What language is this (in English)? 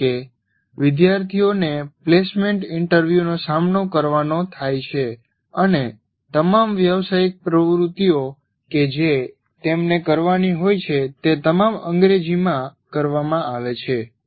Gujarati